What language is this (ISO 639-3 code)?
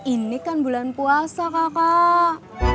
ind